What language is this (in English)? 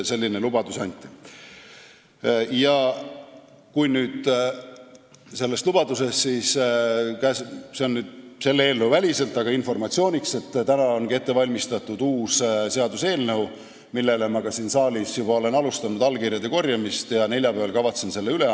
Estonian